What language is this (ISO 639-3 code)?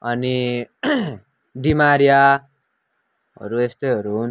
nep